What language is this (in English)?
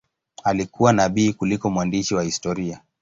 Swahili